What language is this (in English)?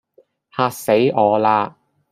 Cantonese